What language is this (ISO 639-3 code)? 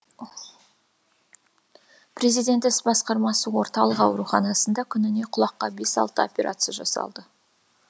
kaz